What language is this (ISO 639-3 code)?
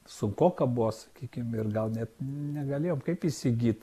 lit